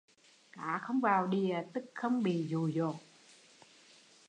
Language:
Vietnamese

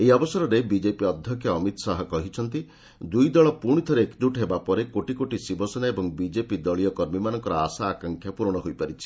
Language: Odia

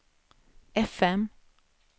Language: Swedish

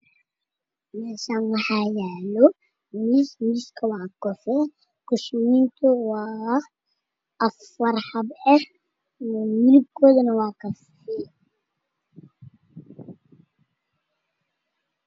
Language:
Somali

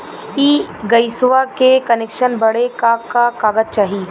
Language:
Bhojpuri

